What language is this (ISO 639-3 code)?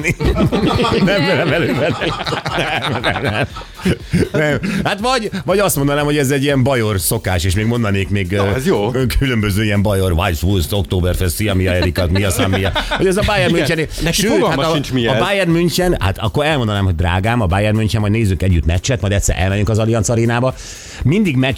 hun